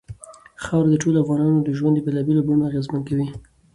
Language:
Pashto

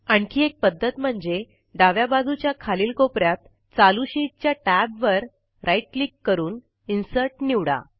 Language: Marathi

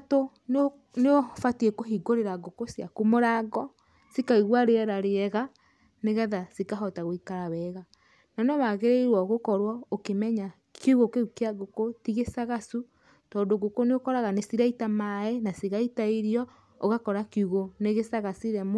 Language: Kikuyu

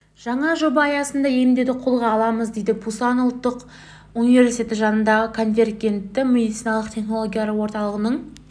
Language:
Kazakh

